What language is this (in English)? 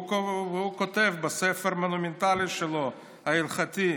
Hebrew